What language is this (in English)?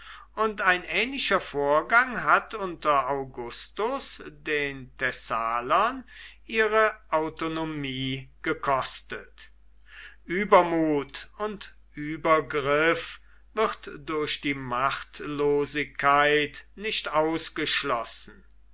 German